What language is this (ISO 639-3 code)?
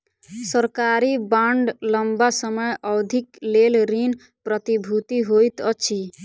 mai